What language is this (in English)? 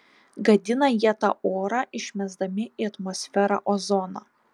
Lithuanian